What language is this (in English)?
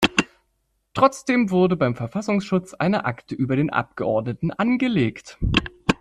German